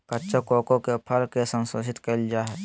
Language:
Magahi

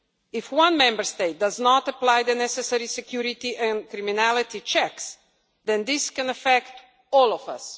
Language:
English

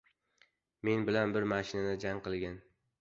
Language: Uzbek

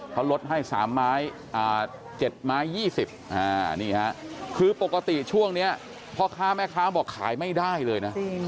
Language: Thai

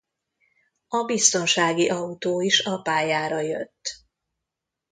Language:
Hungarian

